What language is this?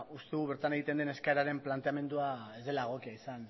Basque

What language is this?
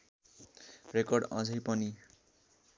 Nepali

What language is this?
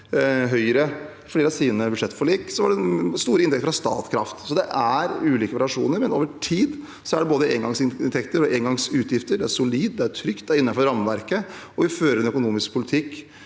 Norwegian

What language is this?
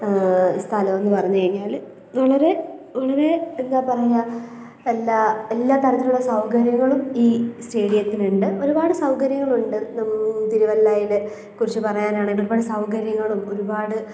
Malayalam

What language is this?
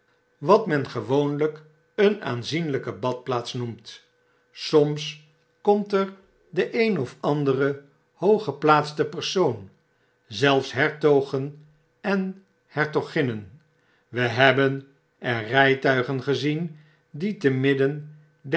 Dutch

